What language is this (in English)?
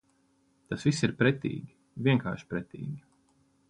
Latvian